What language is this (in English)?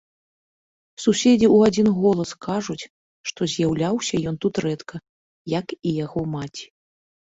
Belarusian